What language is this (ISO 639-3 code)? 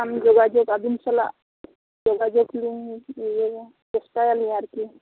sat